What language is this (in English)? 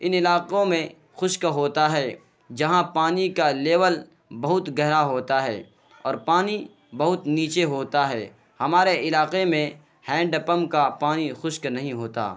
Urdu